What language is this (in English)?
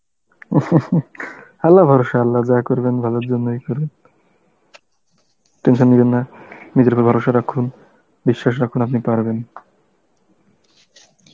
Bangla